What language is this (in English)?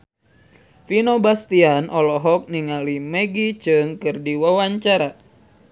Sundanese